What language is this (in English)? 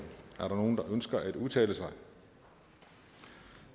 Danish